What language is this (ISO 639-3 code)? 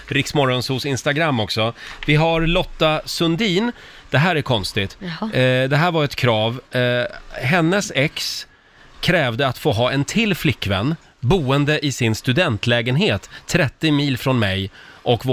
swe